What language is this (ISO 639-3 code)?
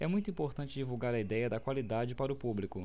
por